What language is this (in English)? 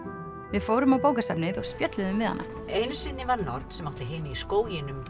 Icelandic